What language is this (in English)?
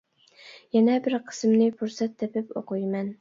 Uyghur